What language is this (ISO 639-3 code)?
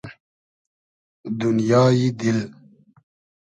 haz